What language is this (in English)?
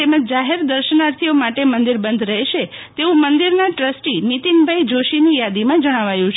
Gujarati